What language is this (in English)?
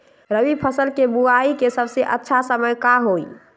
Magahi